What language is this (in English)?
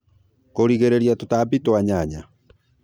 Kikuyu